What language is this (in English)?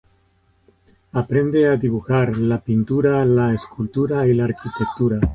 Spanish